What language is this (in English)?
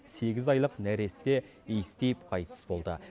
Kazakh